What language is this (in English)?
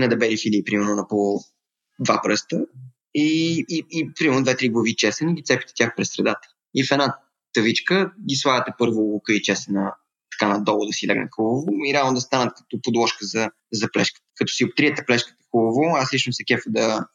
Bulgarian